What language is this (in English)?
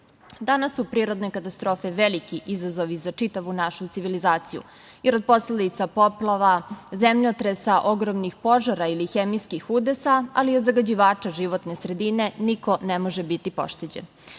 Serbian